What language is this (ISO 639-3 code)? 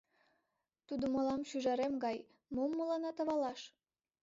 chm